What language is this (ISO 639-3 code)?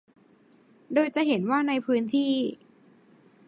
tha